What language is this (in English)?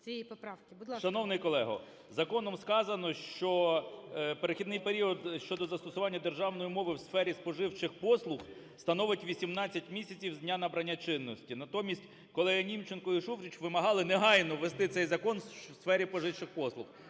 Ukrainian